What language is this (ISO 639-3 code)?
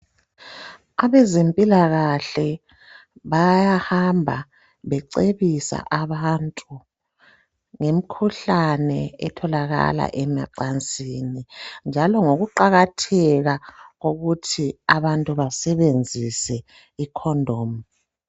nde